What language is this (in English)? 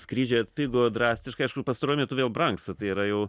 Lithuanian